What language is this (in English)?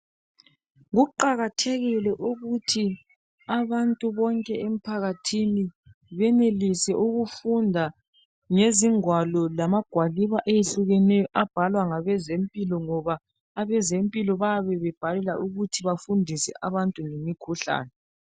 North Ndebele